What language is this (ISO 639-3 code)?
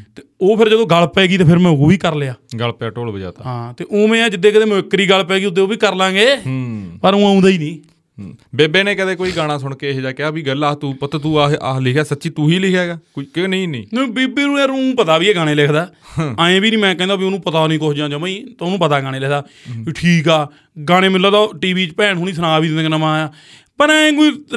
pan